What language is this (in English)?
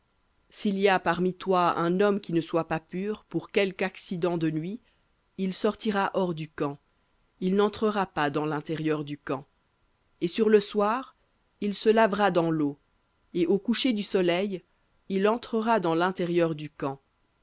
French